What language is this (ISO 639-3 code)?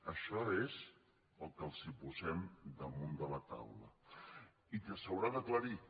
cat